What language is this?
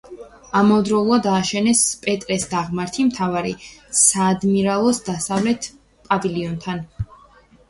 Georgian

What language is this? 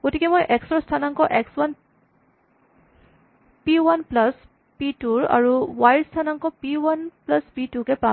Assamese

